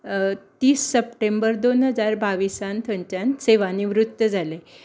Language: Konkani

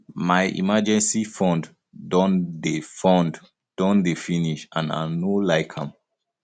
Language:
Nigerian Pidgin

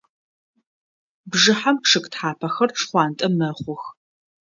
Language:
Adyghe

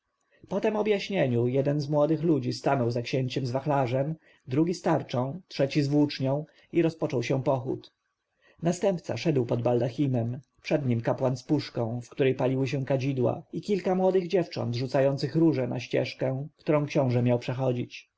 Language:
Polish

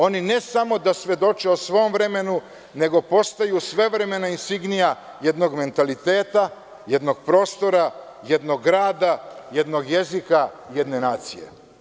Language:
Serbian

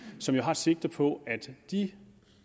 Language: Danish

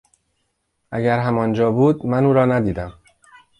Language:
Persian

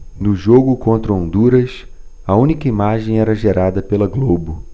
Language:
Portuguese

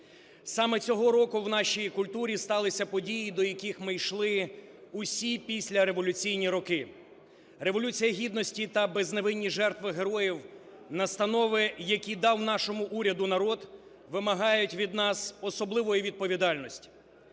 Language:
Ukrainian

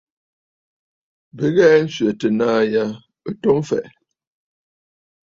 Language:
Bafut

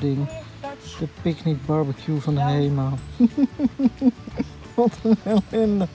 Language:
Dutch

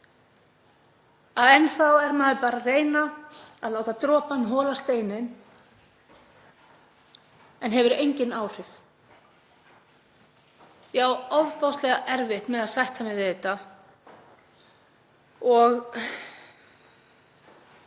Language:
Icelandic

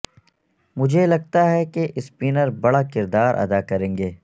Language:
Urdu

